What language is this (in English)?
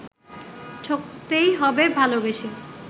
Bangla